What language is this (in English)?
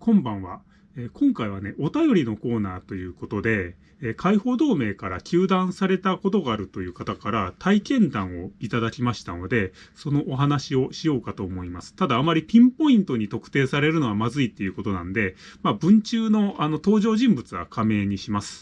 Japanese